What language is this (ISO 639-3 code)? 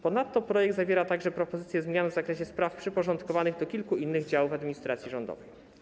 pol